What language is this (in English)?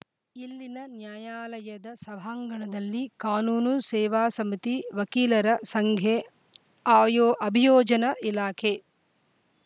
Kannada